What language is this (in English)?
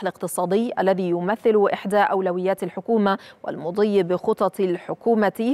Arabic